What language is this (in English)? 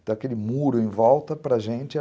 Portuguese